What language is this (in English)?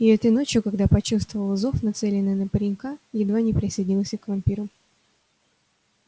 Russian